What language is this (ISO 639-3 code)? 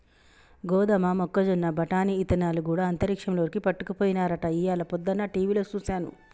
tel